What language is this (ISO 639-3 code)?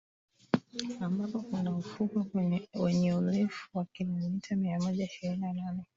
swa